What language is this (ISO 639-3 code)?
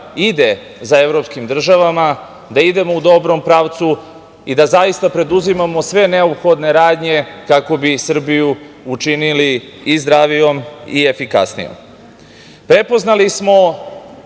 srp